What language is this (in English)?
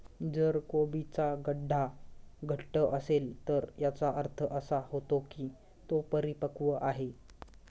Marathi